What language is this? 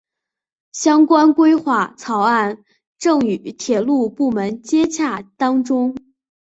Chinese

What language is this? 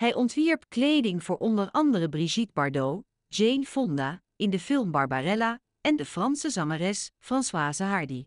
Dutch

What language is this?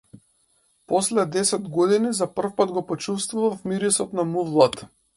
Macedonian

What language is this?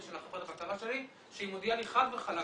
Hebrew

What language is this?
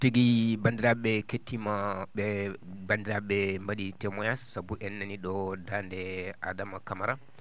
Fula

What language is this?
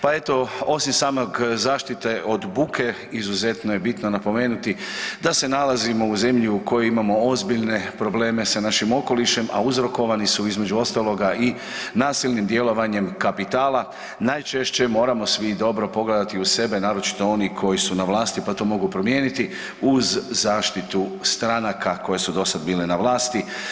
Croatian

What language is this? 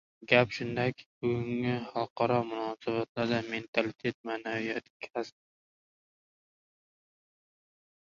Uzbek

